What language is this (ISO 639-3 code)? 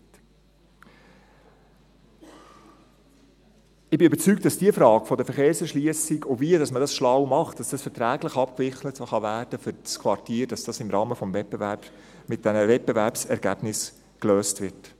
gsw